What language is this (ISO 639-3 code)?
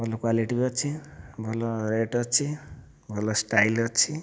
ori